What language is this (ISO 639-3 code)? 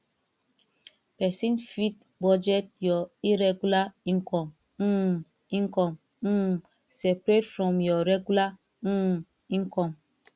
pcm